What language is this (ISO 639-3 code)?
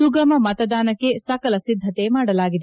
kan